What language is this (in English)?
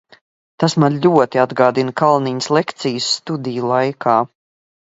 Latvian